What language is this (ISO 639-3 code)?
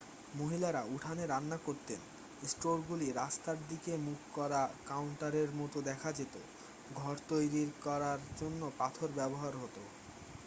ben